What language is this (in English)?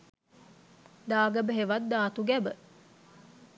Sinhala